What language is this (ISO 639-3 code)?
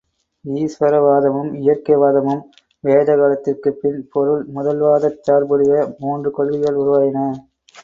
tam